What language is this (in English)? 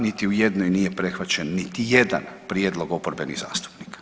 Croatian